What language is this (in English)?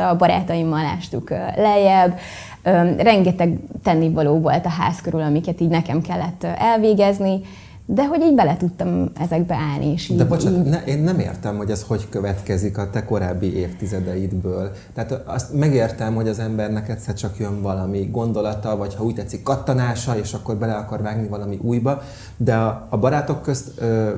Hungarian